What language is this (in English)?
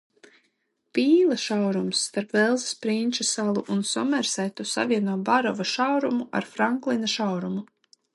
Latvian